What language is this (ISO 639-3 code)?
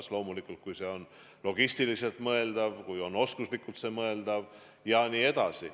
est